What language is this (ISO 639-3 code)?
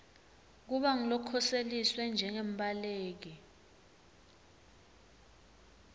ssw